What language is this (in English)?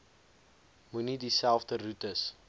Afrikaans